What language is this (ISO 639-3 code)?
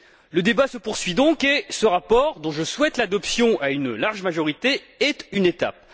fra